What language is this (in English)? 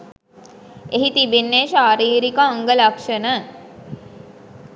Sinhala